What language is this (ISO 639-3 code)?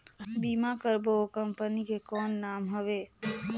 hne